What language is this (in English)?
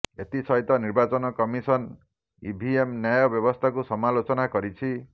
Odia